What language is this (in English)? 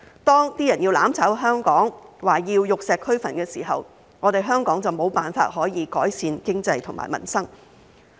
Cantonese